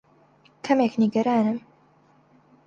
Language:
Central Kurdish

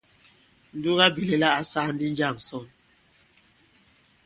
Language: Bankon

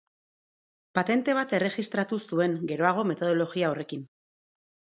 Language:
Basque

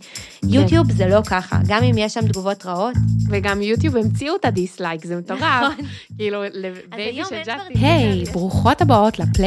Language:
Hebrew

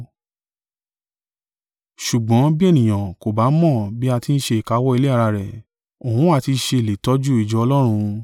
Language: Yoruba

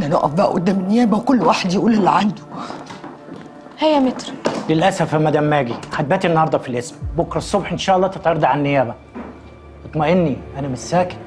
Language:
Arabic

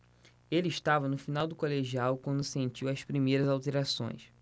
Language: Portuguese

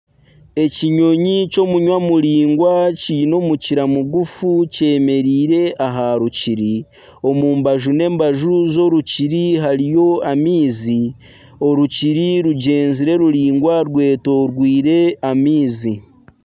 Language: Nyankole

